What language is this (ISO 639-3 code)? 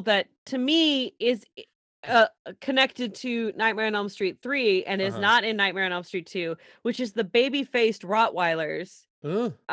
eng